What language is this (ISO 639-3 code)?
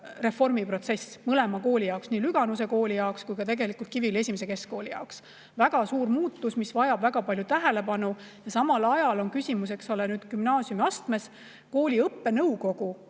est